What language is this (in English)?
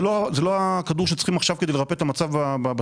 Hebrew